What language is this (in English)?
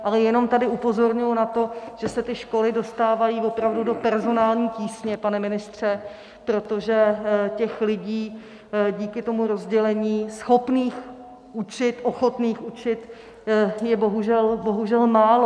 Czech